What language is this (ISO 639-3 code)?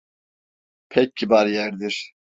tur